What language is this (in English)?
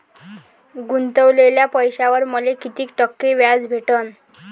Marathi